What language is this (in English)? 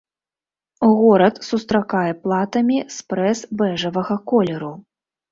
Belarusian